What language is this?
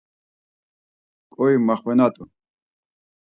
Laz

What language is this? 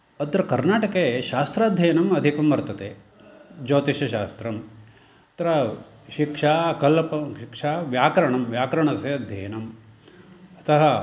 Sanskrit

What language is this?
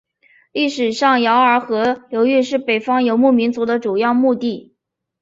Chinese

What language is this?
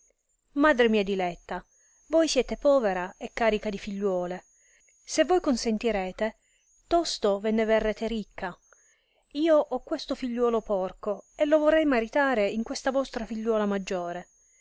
Italian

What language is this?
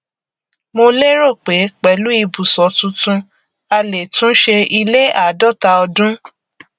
Yoruba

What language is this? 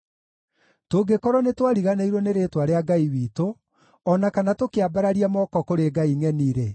Kikuyu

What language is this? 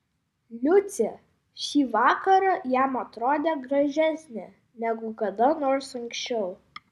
Lithuanian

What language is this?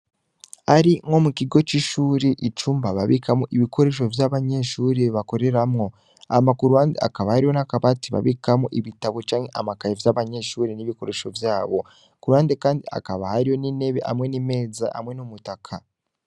Rundi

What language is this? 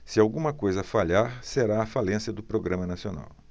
Portuguese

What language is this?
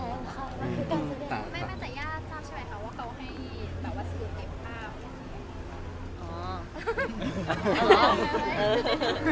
Thai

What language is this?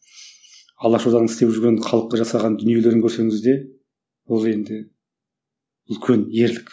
Kazakh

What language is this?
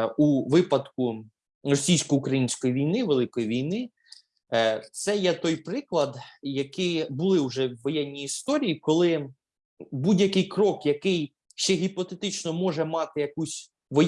Ukrainian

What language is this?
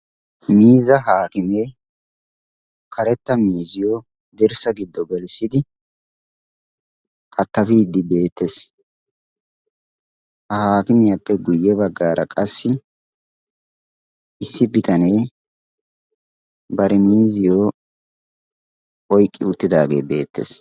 Wolaytta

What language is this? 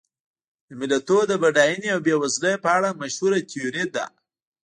Pashto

